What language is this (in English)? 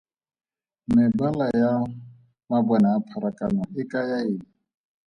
Tswana